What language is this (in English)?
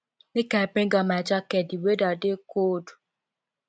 Nigerian Pidgin